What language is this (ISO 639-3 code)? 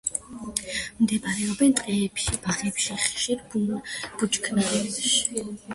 kat